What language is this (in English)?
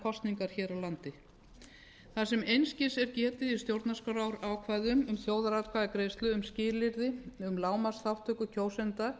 Icelandic